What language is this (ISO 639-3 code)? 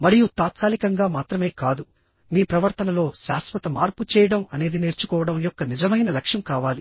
tel